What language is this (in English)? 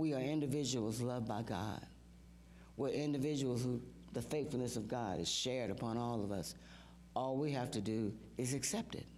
English